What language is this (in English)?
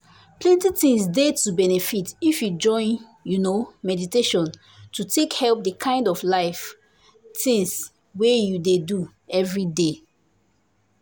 Nigerian Pidgin